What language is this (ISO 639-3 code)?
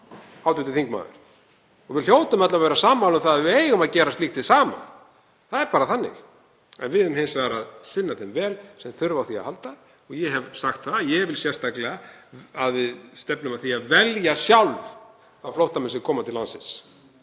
isl